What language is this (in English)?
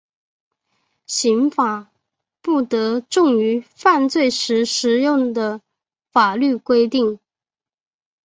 Chinese